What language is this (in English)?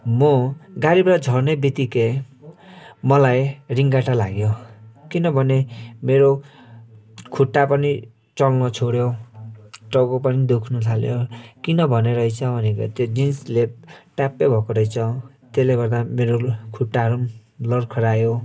Nepali